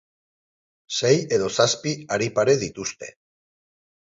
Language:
Basque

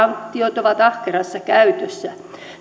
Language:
Finnish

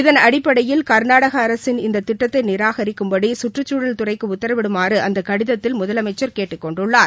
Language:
Tamil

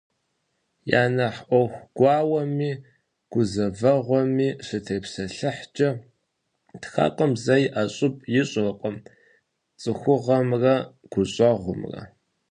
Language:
Kabardian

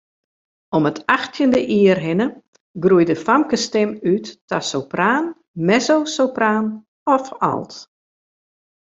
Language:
Western Frisian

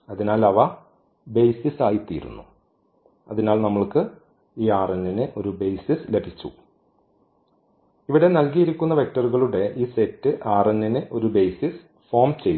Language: Malayalam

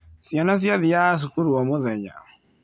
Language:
Kikuyu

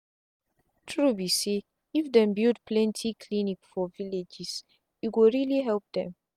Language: Nigerian Pidgin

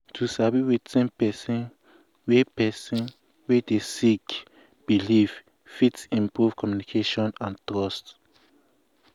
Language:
Nigerian Pidgin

